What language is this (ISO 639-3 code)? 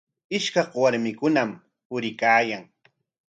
qwa